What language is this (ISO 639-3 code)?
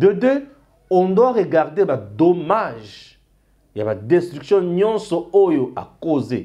fra